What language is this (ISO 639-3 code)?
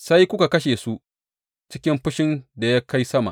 hau